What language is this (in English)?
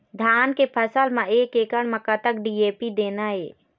Chhattisgarhi